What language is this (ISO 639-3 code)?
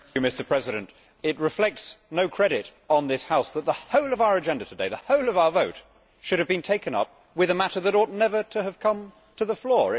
eng